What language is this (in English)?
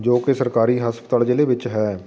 Punjabi